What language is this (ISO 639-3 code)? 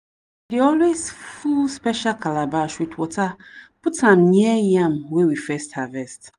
pcm